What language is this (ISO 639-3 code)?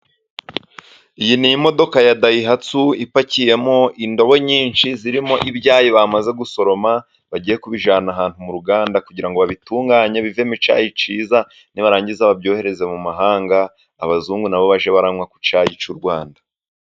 kin